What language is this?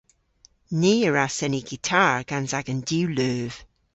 Cornish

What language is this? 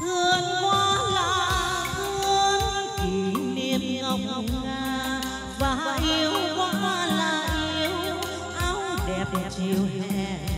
Thai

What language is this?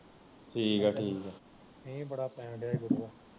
Punjabi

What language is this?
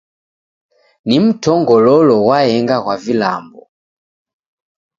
Taita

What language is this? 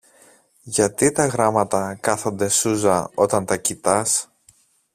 Greek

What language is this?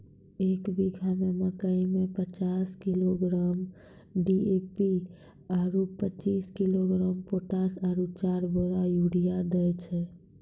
Maithili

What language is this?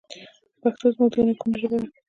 Pashto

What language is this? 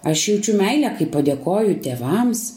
Lithuanian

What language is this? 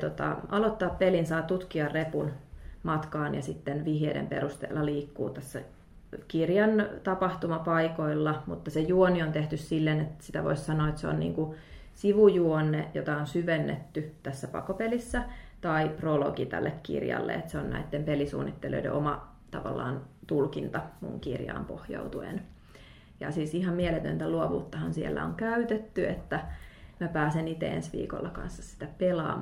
Finnish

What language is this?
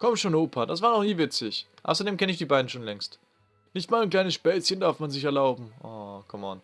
German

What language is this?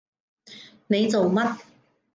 Cantonese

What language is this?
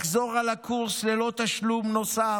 Hebrew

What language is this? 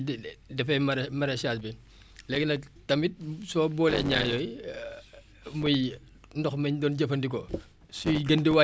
Wolof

